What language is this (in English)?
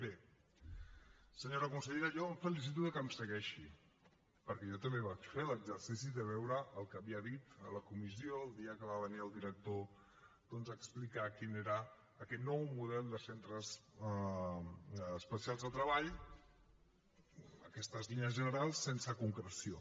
Catalan